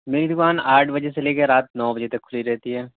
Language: Urdu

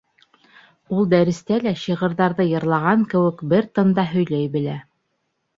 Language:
Bashkir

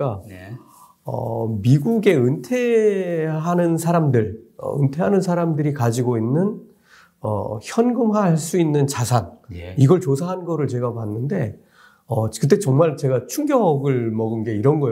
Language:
Korean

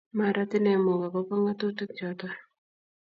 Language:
Kalenjin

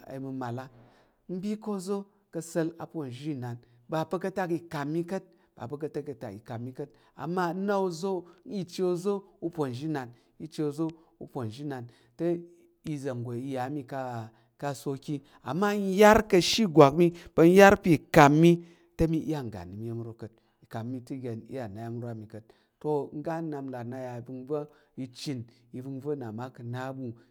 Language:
Tarok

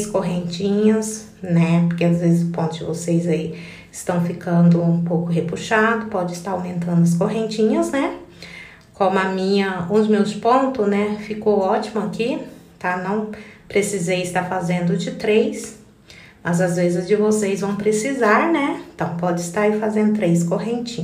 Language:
Portuguese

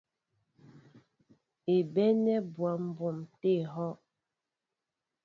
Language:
Mbo (Cameroon)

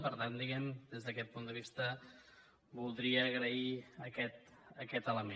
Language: Catalan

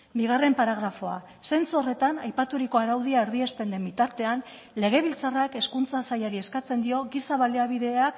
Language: Basque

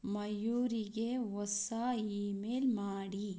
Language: Kannada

